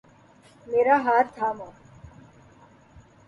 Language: Urdu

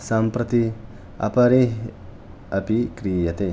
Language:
Sanskrit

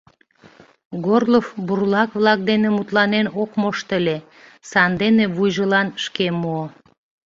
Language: Mari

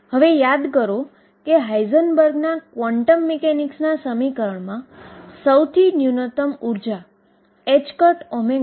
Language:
Gujarati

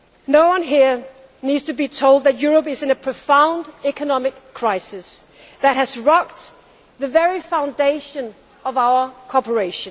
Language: English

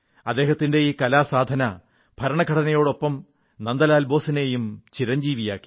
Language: Malayalam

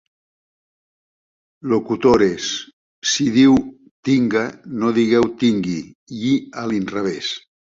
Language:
Catalan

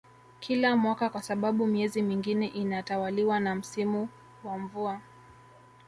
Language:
Swahili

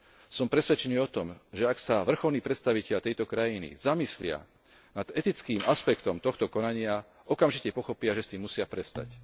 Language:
Slovak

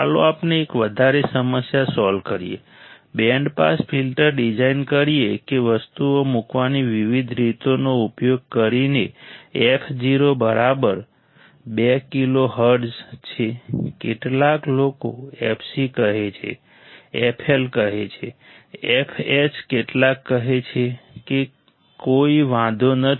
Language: Gujarati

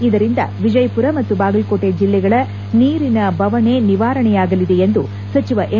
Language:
Kannada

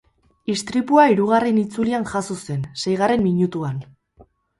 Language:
Basque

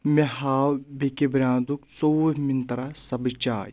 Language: Kashmiri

